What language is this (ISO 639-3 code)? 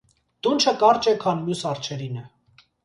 hye